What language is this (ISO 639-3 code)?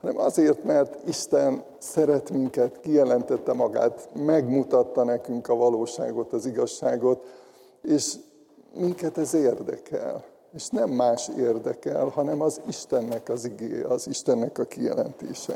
hun